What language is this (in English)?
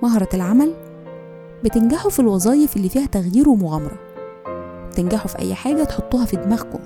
Arabic